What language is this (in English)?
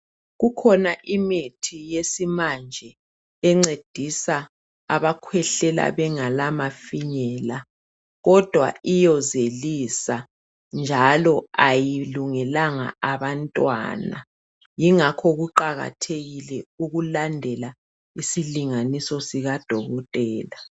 North Ndebele